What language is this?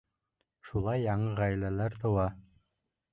Bashkir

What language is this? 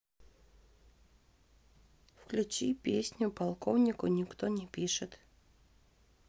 Russian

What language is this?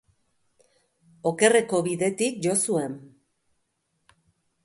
Basque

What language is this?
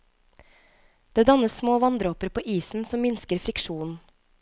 Norwegian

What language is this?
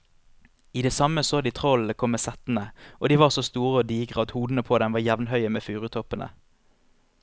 Norwegian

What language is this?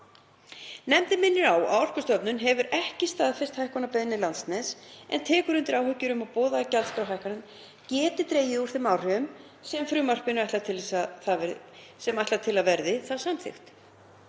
Icelandic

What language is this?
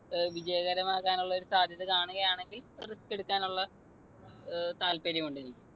Malayalam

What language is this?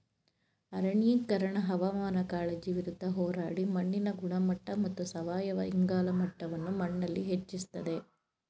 Kannada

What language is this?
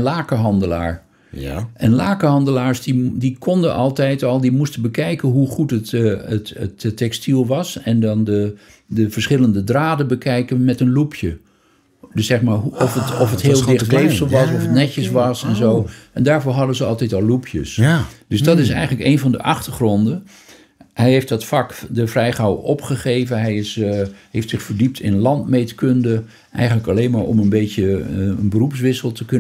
Dutch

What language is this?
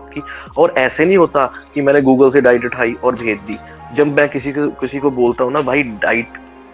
Hindi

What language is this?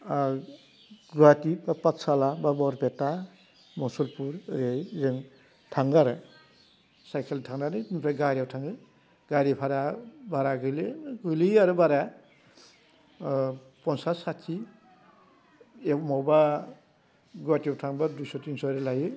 Bodo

